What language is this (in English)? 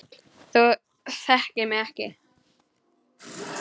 Icelandic